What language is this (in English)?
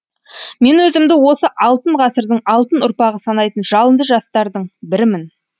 Kazakh